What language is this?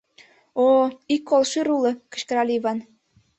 Mari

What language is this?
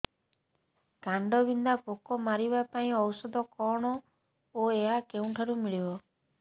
Odia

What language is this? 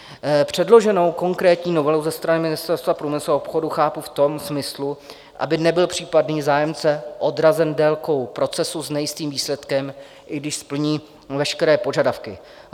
Czech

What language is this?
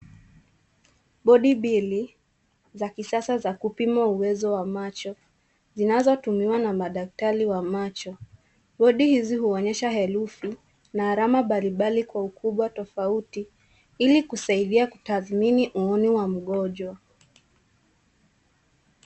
Swahili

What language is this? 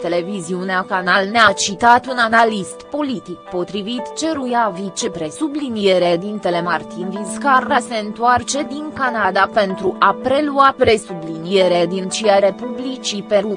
Romanian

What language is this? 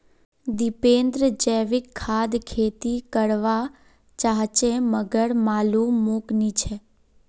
Magahi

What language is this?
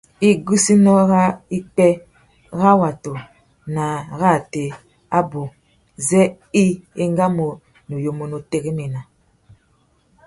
Tuki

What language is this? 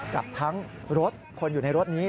Thai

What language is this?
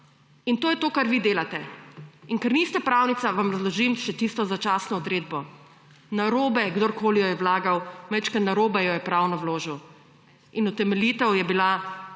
Slovenian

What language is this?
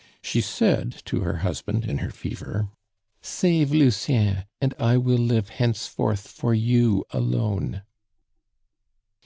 English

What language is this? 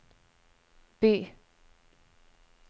Norwegian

